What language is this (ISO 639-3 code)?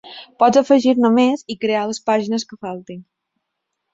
cat